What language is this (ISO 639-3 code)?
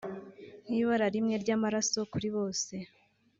kin